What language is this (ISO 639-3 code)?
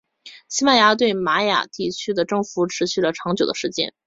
zho